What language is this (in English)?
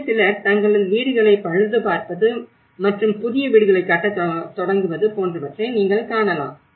Tamil